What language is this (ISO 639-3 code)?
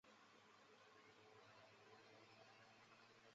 zho